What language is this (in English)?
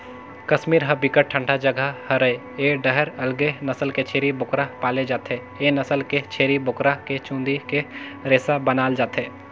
Chhattisgarhi